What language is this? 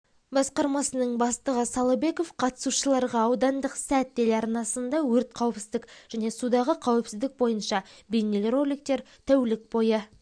Kazakh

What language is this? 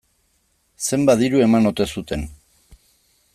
Basque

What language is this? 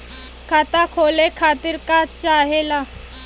Bhojpuri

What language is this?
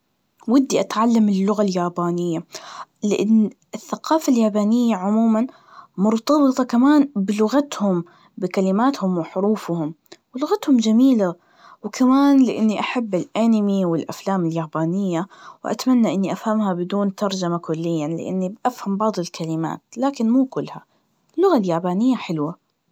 Najdi Arabic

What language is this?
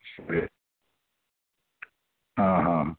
Kannada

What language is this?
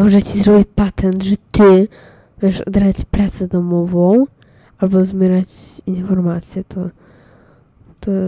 Polish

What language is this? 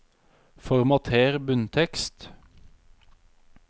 Norwegian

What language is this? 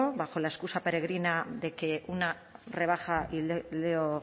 Spanish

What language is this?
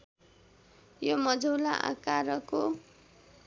Nepali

